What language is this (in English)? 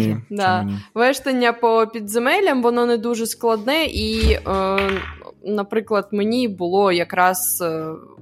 Ukrainian